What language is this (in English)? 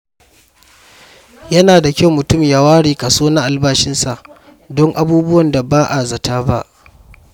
Hausa